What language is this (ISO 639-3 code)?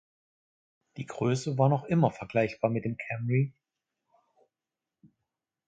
deu